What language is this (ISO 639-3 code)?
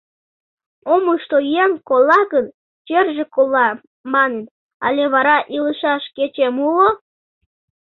chm